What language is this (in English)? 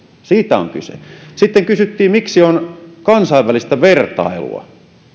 Finnish